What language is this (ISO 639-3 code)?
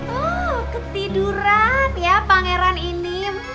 ind